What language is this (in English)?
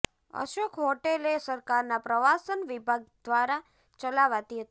Gujarati